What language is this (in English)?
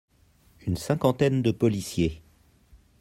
French